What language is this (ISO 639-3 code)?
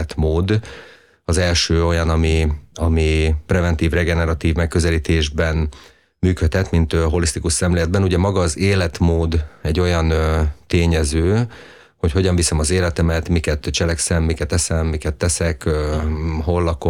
hun